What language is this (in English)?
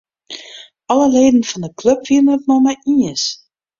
Western Frisian